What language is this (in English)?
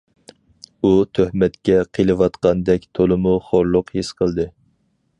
Uyghur